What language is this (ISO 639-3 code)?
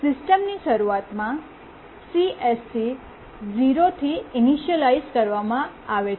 guj